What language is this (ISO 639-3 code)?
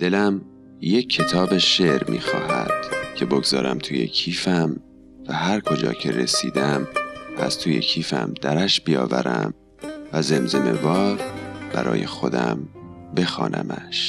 fas